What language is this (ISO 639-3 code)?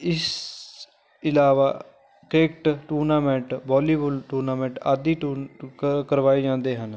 pan